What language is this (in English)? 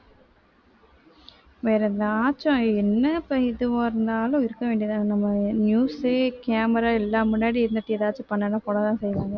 Tamil